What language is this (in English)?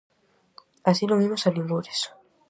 Galician